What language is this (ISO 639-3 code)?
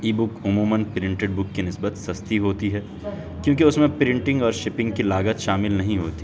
urd